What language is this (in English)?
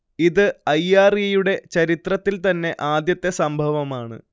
Malayalam